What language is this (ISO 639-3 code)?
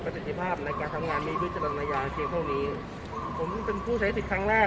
tha